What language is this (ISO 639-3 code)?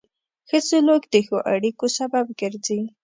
pus